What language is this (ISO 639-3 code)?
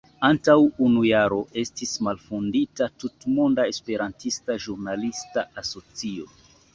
epo